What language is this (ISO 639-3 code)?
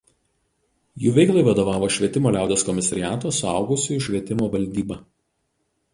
lit